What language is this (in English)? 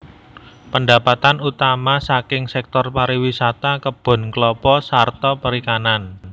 Javanese